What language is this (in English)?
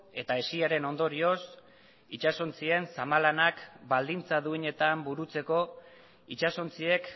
Basque